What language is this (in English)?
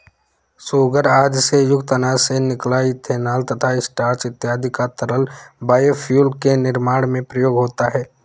Hindi